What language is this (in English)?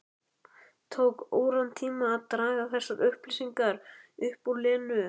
Icelandic